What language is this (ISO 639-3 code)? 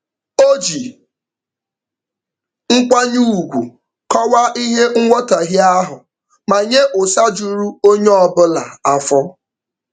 ibo